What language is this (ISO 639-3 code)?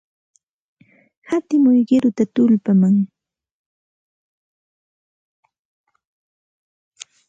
qxt